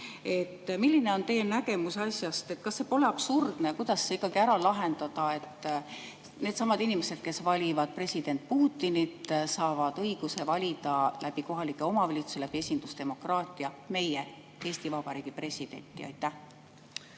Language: Estonian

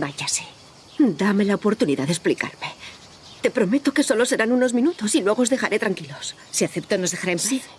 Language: Spanish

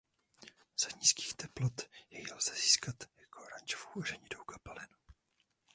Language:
Czech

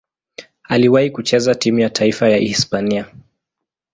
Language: Swahili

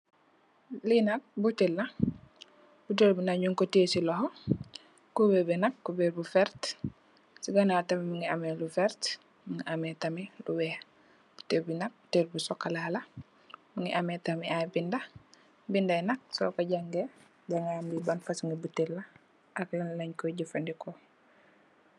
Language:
Wolof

